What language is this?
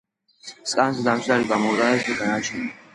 Georgian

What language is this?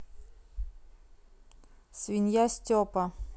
Russian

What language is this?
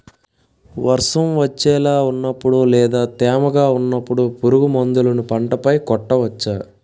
Telugu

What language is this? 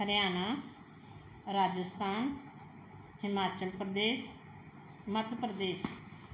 Punjabi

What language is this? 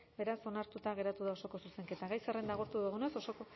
Basque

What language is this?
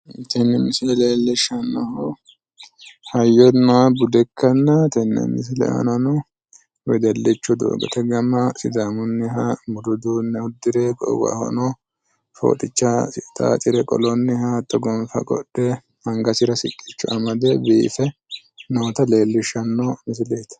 Sidamo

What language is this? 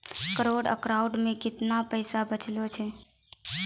Maithili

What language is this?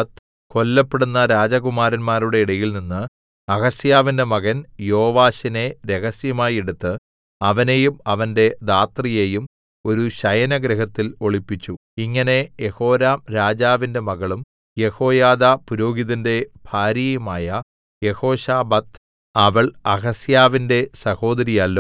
Malayalam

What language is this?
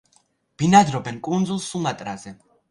Georgian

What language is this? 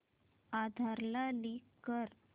Marathi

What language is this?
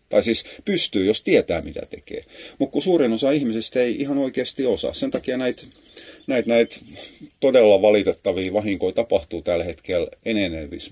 Finnish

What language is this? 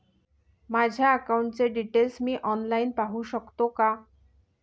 Marathi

